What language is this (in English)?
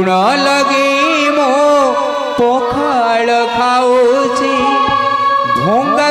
Hindi